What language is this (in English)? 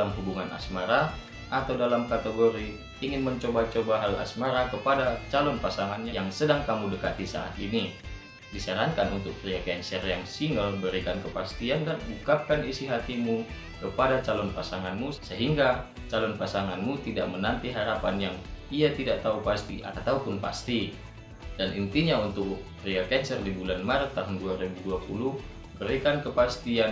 Indonesian